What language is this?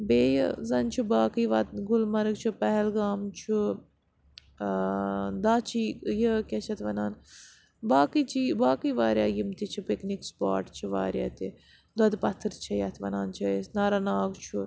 Kashmiri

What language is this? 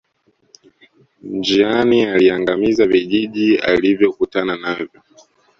Swahili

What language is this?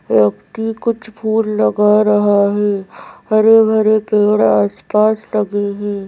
Hindi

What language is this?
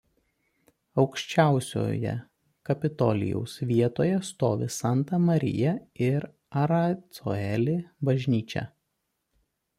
Lithuanian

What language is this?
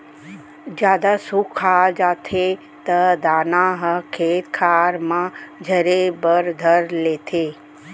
Chhattisgarhi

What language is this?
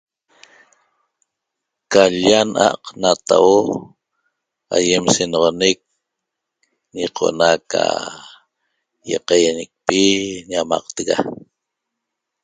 Toba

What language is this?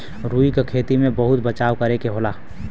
Bhojpuri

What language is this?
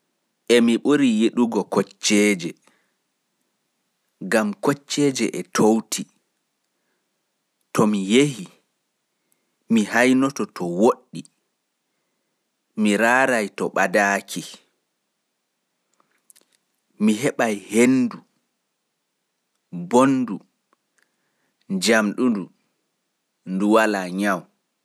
Pular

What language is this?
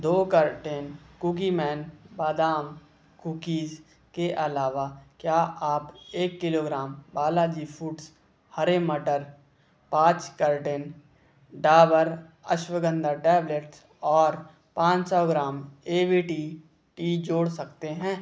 Hindi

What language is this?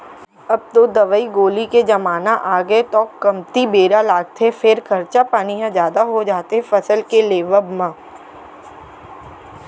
Chhattisgarhi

